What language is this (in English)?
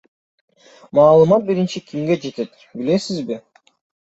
Kyrgyz